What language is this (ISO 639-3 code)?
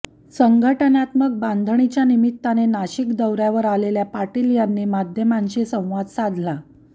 mar